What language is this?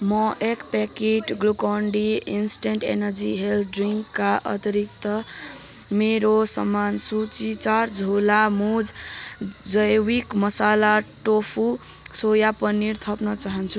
Nepali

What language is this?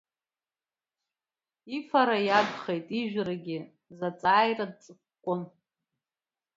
Abkhazian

